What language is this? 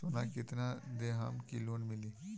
Bhojpuri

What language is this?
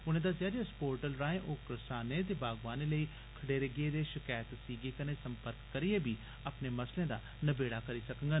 Dogri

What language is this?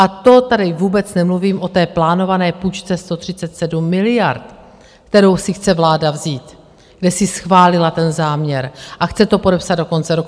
Czech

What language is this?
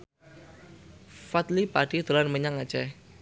Javanese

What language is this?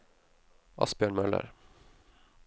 Norwegian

